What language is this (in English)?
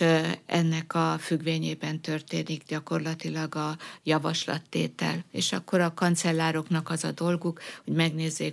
Hungarian